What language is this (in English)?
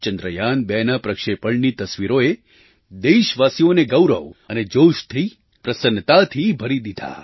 Gujarati